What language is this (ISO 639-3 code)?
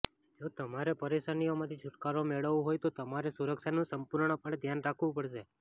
guj